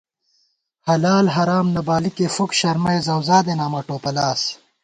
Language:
Gawar-Bati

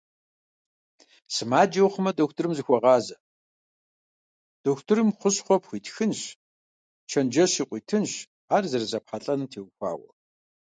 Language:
Kabardian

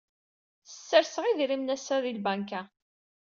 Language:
Kabyle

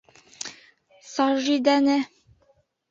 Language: Bashkir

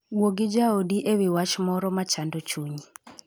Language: Luo (Kenya and Tanzania)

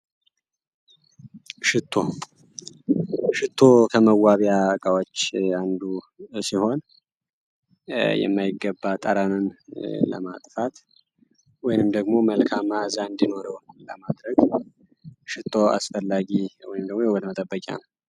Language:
Amharic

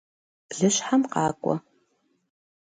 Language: Kabardian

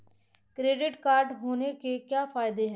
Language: Hindi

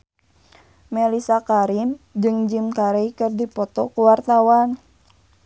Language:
Sundanese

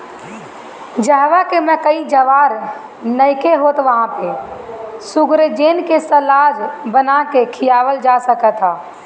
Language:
Bhojpuri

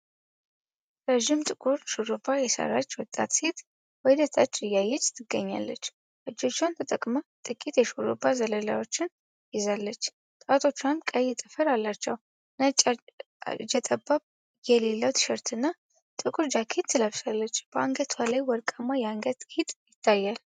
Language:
Amharic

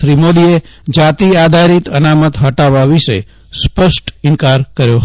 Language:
Gujarati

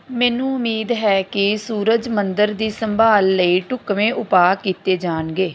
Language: Punjabi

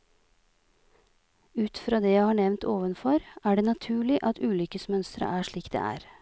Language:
Norwegian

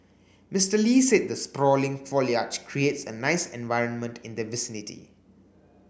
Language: English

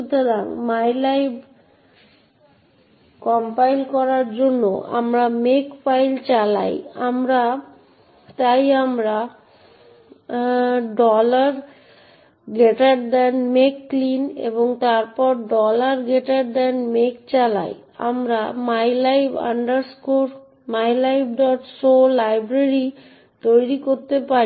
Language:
Bangla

